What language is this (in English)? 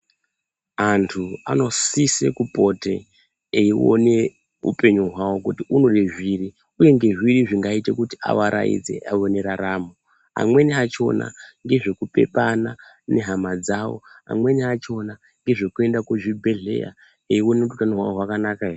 Ndau